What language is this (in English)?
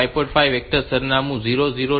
Gujarati